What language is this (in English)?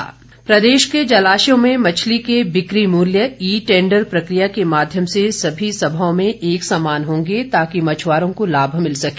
Hindi